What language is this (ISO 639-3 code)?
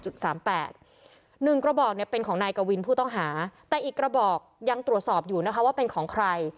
tha